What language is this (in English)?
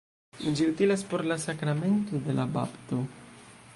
Esperanto